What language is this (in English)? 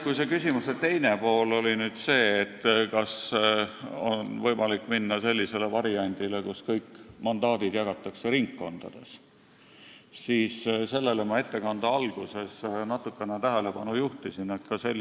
Estonian